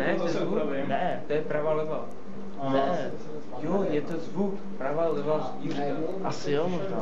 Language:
Czech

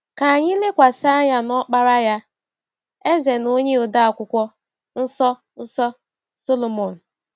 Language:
Igbo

